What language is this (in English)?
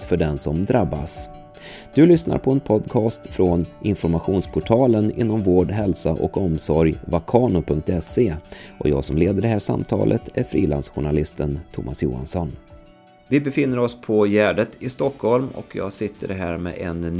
Swedish